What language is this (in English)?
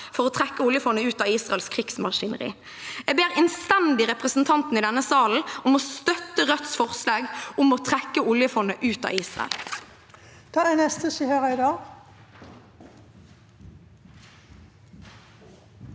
Norwegian